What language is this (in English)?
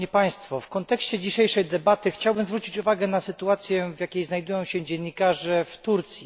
Polish